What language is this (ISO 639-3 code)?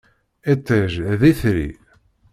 kab